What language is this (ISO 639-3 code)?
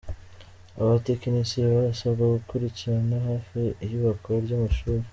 kin